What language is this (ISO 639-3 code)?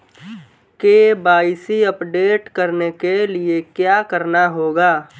hin